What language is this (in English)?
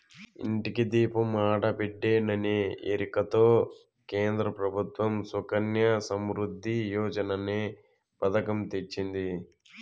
Telugu